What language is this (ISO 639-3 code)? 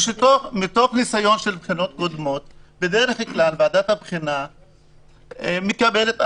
heb